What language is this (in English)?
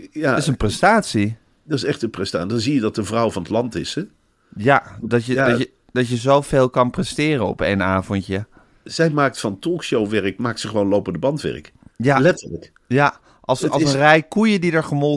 Dutch